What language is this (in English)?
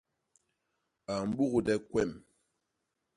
Basaa